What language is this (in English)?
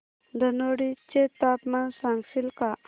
Marathi